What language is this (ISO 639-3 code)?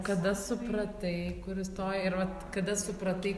lit